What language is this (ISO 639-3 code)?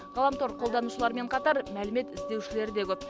kaz